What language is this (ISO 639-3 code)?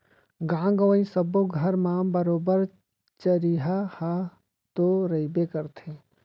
hne